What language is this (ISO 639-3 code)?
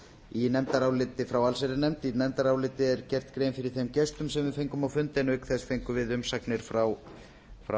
isl